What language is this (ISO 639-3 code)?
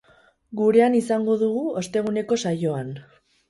eus